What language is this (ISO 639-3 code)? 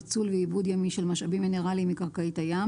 heb